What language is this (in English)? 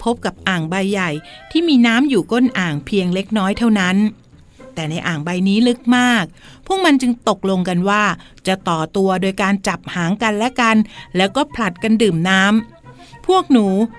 Thai